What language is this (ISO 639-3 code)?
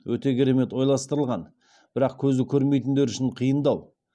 kaz